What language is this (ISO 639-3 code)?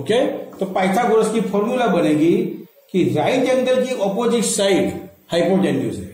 hin